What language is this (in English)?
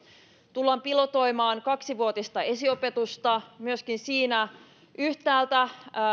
Finnish